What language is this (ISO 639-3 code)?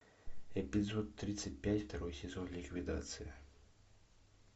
rus